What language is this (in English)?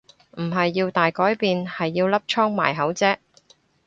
Cantonese